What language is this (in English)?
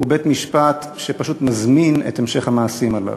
Hebrew